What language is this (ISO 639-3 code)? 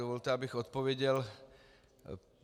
ces